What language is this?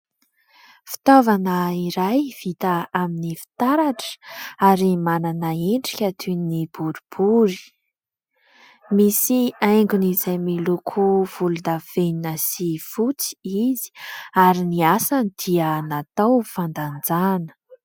Malagasy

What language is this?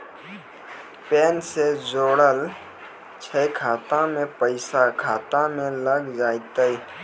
Maithili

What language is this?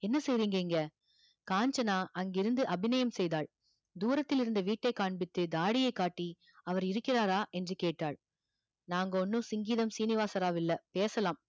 Tamil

